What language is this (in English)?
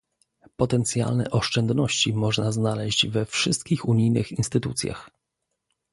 Polish